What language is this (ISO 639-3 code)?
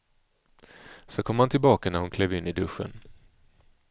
swe